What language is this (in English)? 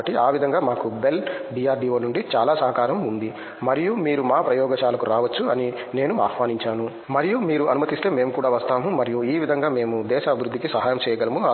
Telugu